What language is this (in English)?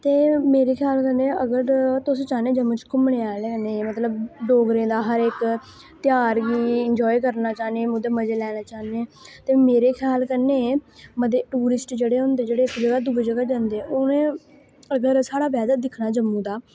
Dogri